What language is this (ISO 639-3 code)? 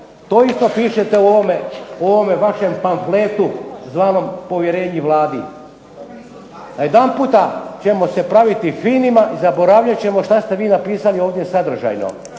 hrv